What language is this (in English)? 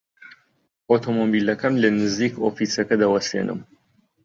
Central Kurdish